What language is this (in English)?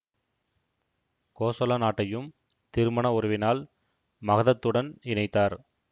Tamil